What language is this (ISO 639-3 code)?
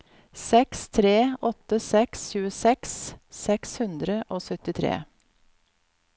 nor